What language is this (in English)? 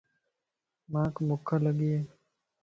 Lasi